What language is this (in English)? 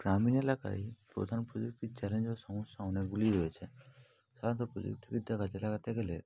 Bangla